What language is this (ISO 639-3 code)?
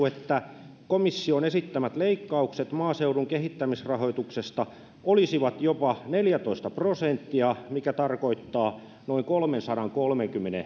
fin